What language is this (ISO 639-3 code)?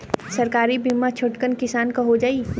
bho